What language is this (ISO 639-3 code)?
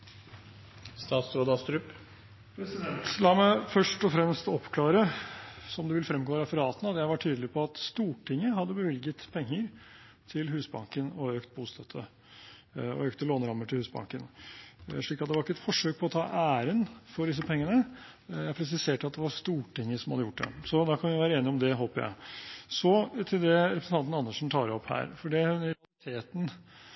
nob